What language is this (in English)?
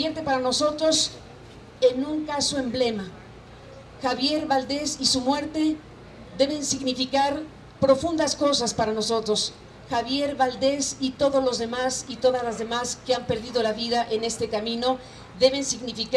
Spanish